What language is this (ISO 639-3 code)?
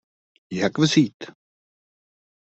ces